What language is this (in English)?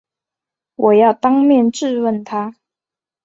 Chinese